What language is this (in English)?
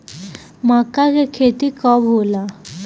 Bhojpuri